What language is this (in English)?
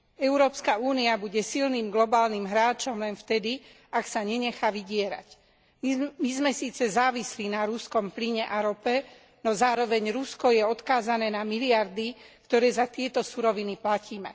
Slovak